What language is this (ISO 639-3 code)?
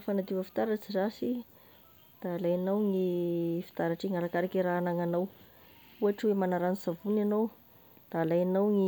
tkg